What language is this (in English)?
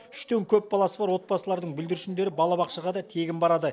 Kazakh